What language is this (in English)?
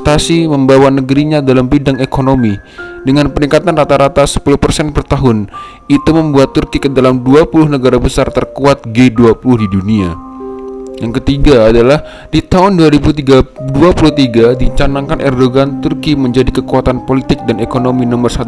Indonesian